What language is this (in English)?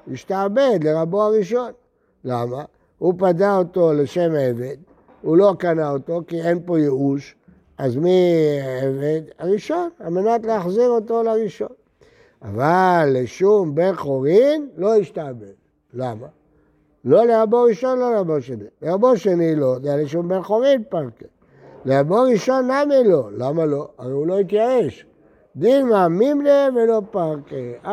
Hebrew